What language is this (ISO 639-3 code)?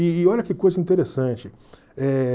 por